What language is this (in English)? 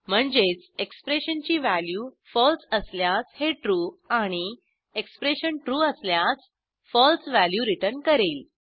Marathi